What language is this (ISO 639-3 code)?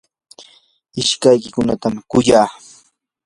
qur